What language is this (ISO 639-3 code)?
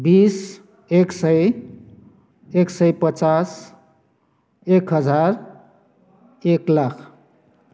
nep